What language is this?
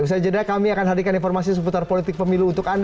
Indonesian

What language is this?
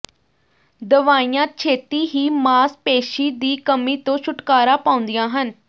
Punjabi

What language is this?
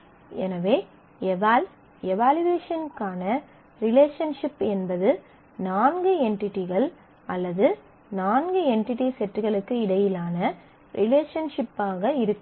Tamil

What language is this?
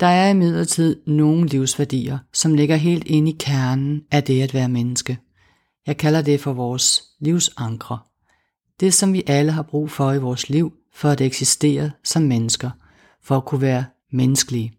Danish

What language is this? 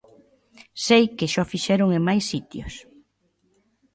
Galician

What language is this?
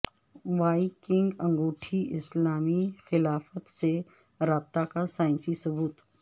Urdu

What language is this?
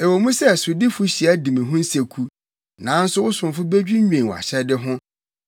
Akan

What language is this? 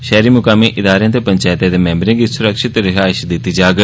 Dogri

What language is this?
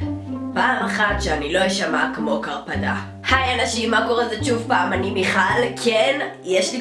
Hebrew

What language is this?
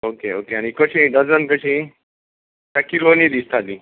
Konkani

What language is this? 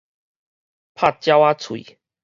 Min Nan Chinese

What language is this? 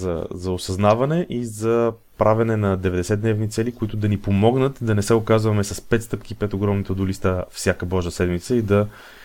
Bulgarian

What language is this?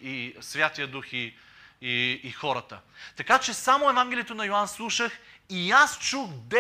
Bulgarian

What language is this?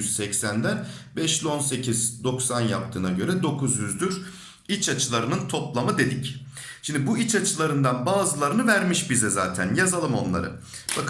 Turkish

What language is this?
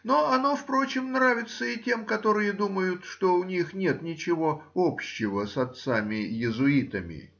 Russian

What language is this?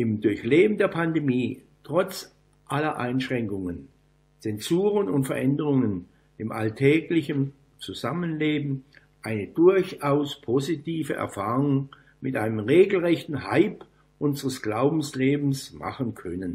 German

